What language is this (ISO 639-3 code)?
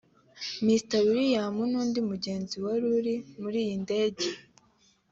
kin